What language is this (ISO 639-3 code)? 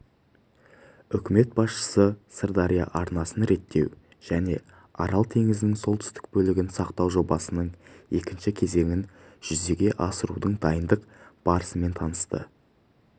kaz